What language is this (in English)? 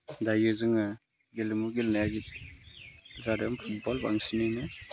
Bodo